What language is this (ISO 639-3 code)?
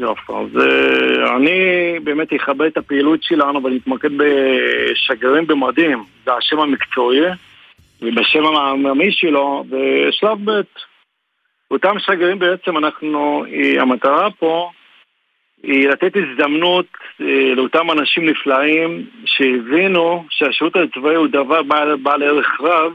heb